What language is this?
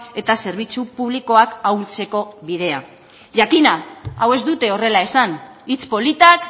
Basque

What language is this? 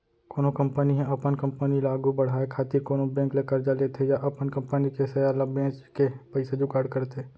Chhattisgarhi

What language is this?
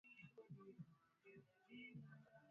Swahili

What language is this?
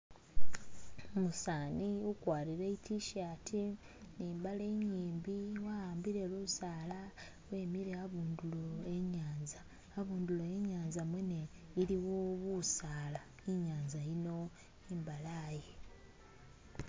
Masaaba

